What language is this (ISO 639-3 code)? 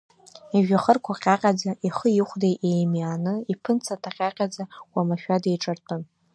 abk